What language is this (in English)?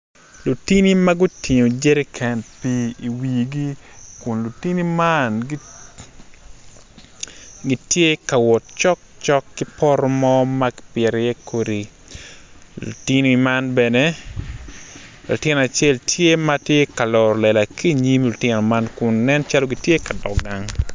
Acoli